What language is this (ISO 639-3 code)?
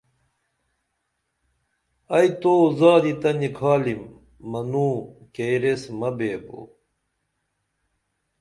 dml